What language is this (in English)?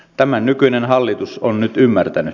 Finnish